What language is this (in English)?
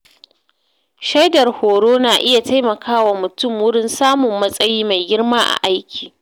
Hausa